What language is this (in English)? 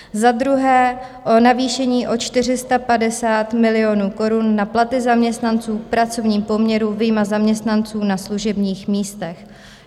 Czech